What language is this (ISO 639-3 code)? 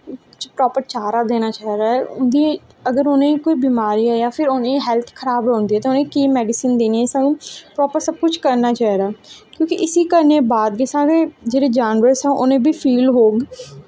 doi